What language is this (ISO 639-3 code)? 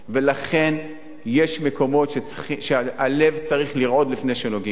heb